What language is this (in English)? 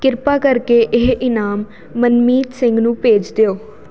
Punjabi